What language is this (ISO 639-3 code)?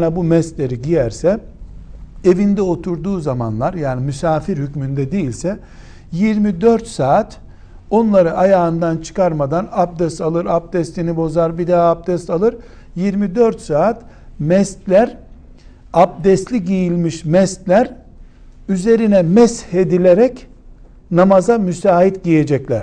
tur